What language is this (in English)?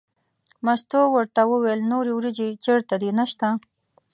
Pashto